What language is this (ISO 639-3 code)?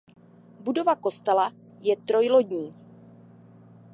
ces